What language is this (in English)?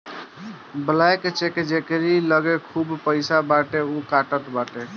Bhojpuri